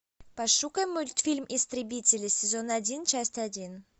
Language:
Russian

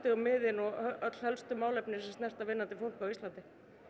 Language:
Icelandic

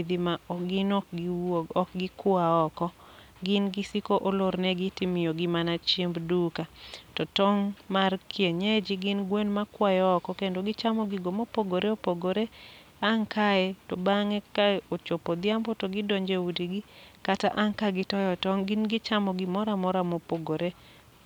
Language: Luo (Kenya and Tanzania)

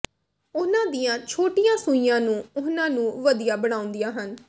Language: Punjabi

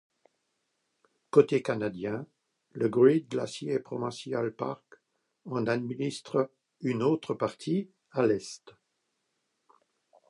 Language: French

